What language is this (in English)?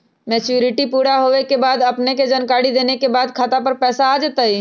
Magahi